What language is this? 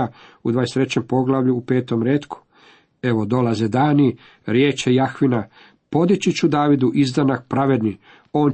Croatian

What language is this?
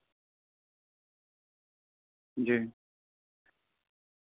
Urdu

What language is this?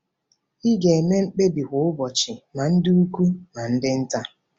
Igbo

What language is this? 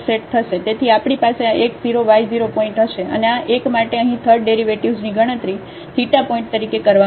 Gujarati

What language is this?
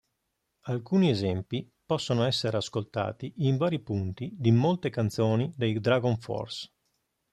Italian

